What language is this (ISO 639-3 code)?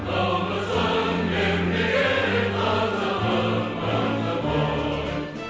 kaz